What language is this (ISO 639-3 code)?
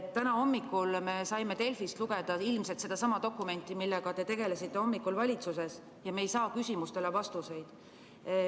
est